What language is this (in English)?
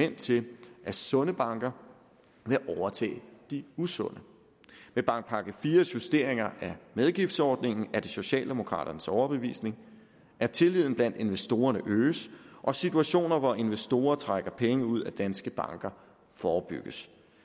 Danish